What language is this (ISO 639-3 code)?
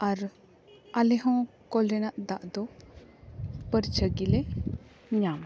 sat